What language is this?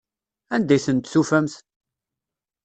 Kabyle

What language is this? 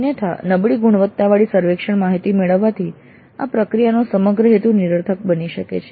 Gujarati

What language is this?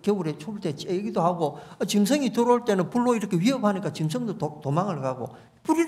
Korean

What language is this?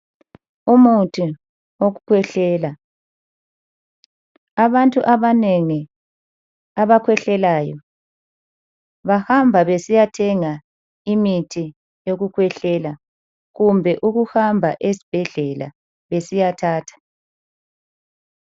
North Ndebele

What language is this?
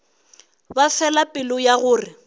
Northern Sotho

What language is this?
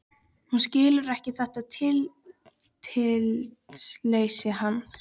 Icelandic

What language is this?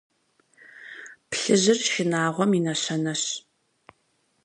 Kabardian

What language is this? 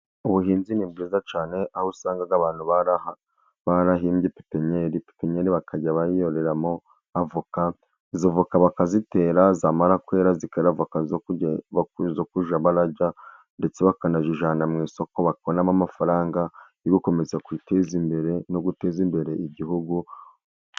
Kinyarwanda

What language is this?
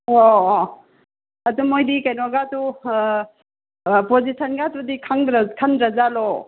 Manipuri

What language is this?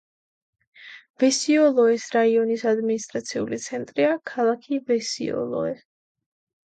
Georgian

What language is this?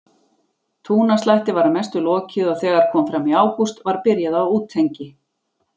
Icelandic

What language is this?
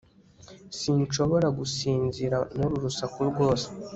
Kinyarwanda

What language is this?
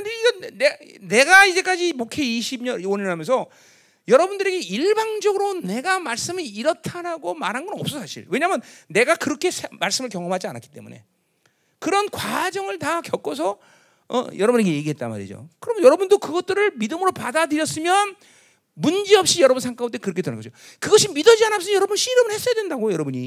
Korean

